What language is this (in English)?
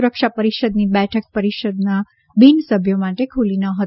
Gujarati